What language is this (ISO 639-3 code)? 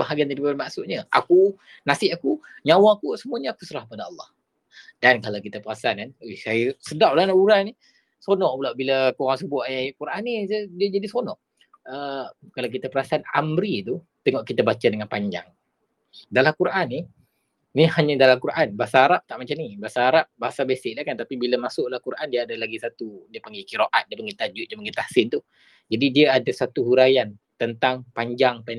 msa